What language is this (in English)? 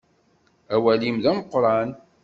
Kabyle